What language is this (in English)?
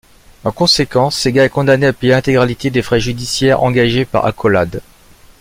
French